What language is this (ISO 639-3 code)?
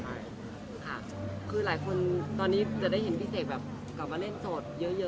tha